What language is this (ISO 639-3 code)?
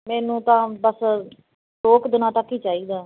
pan